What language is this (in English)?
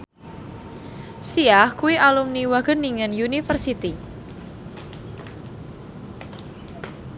Javanese